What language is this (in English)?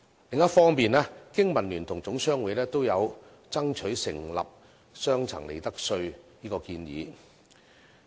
Cantonese